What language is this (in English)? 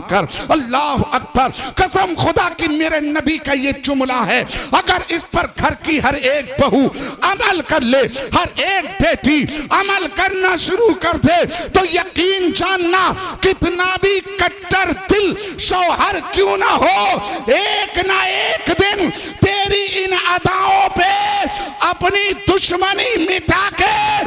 Hindi